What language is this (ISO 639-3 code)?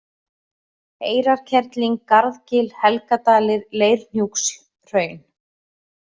isl